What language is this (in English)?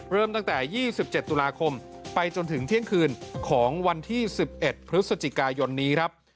Thai